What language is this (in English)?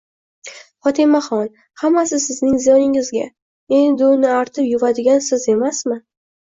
Uzbek